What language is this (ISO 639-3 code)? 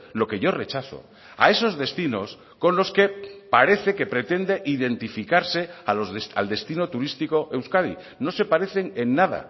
spa